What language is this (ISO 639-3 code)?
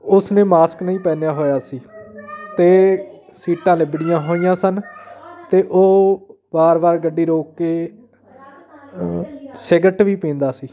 pan